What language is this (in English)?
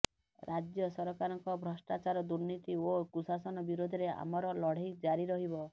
Odia